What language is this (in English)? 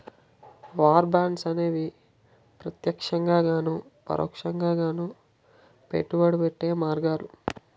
Telugu